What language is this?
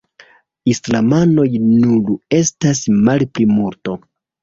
Esperanto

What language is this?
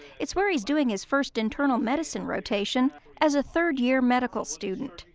English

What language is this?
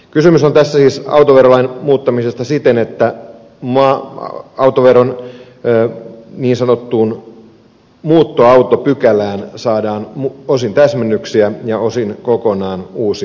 Finnish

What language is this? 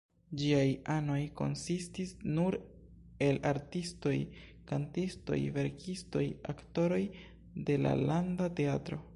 Esperanto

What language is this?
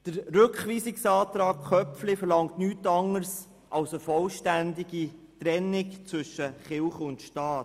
Swiss German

